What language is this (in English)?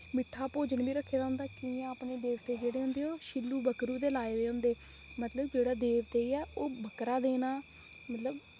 Dogri